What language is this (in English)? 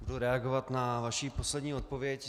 Czech